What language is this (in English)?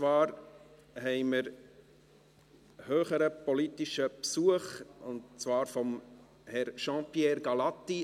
Swiss German